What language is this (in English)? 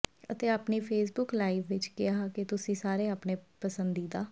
Punjabi